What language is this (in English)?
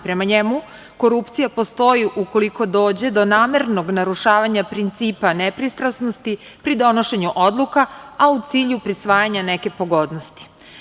Serbian